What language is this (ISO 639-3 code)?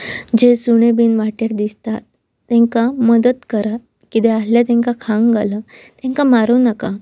kok